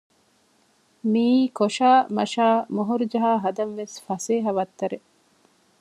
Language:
Divehi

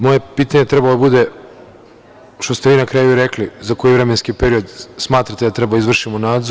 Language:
Serbian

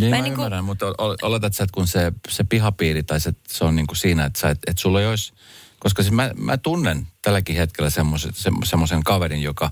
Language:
Finnish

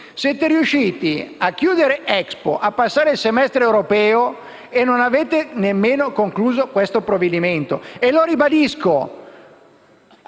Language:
Italian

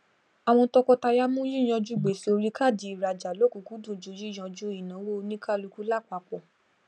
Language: Yoruba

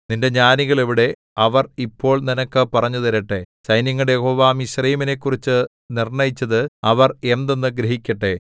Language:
Malayalam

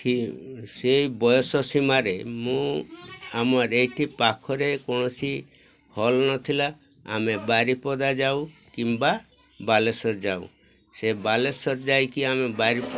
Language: Odia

